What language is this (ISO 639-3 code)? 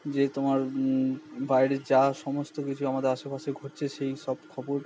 ben